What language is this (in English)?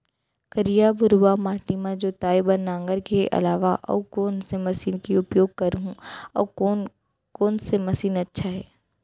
Chhattisgarhi